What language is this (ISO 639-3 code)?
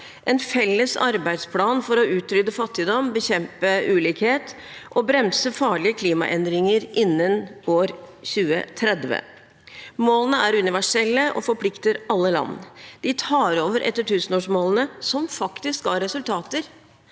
nor